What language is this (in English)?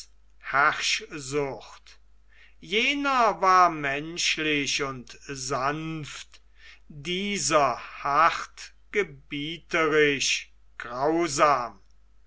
German